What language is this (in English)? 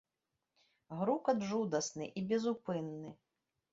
Belarusian